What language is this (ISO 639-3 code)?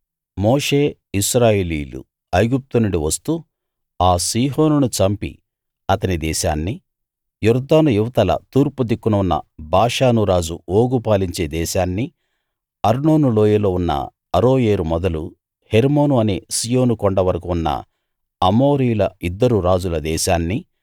tel